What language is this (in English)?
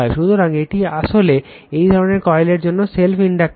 Bangla